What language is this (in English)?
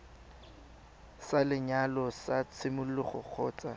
Tswana